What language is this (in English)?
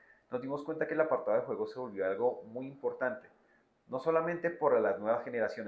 Spanish